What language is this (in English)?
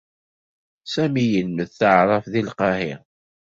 Kabyle